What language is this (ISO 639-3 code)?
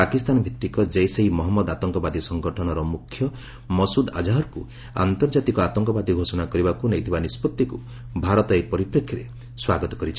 ori